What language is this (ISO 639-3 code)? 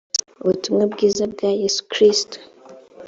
kin